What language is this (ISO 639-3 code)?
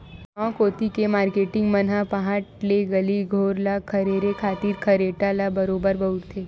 hne